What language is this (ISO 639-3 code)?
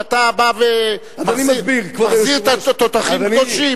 heb